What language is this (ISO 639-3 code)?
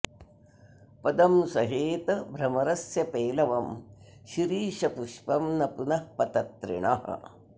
san